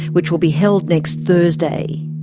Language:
English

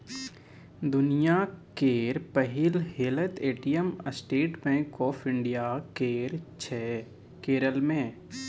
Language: Maithili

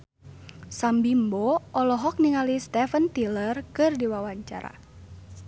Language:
Sundanese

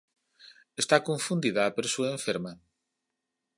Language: Galician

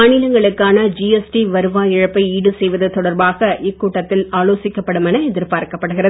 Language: Tamil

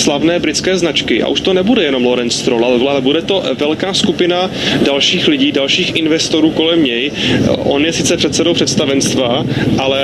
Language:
Czech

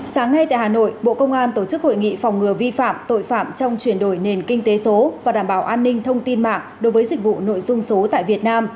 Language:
Vietnamese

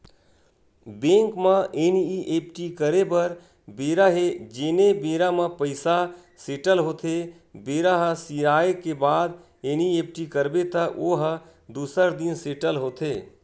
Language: Chhattisgarhi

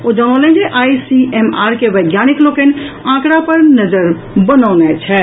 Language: Maithili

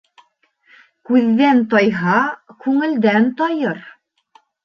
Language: Bashkir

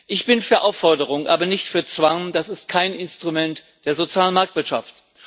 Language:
German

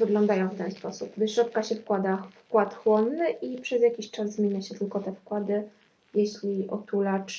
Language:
Polish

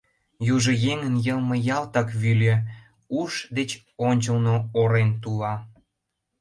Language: Mari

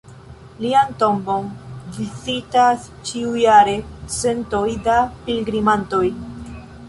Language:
Esperanto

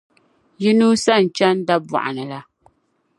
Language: Dagbani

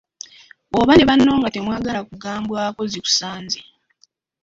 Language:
Ganda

